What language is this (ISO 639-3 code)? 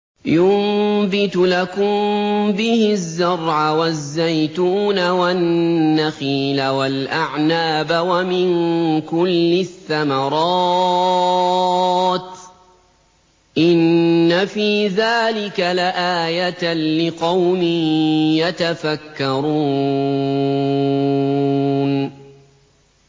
ara